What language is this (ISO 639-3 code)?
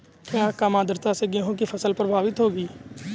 hin